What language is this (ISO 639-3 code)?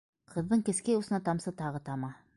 bak